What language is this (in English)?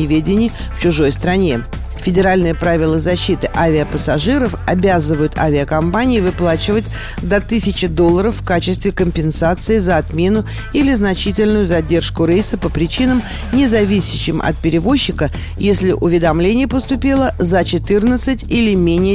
Russian